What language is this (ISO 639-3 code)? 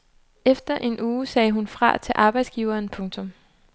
dan